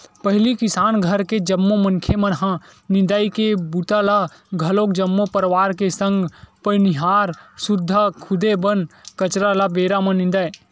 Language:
Chhattisgarhi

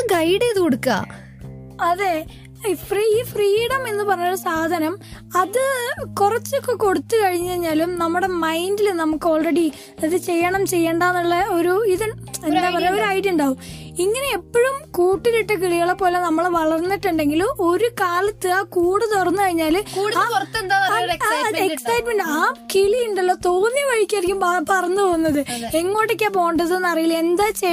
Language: Malayalam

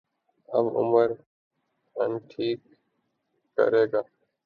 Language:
Urdu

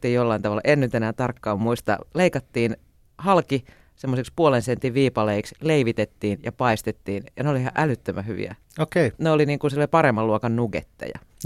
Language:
Finnish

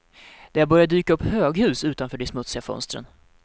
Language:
Swedish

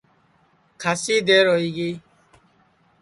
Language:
Sansi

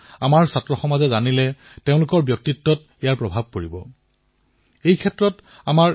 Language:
Assamese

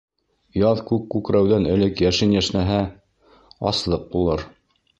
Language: Bashkir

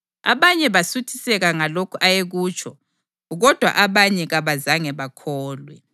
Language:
North Ndebele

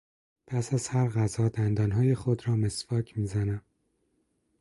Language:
Persian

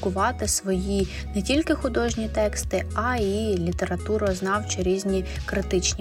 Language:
Ukrainian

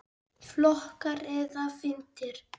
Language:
Icelandic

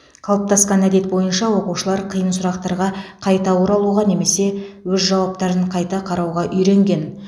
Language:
Kazakh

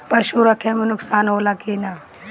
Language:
Bhojpuri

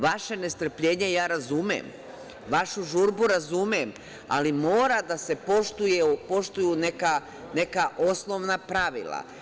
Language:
Serbian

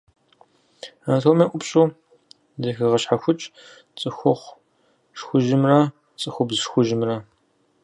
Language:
Kabardian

